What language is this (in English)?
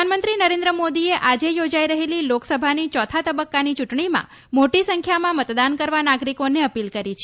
Gujarati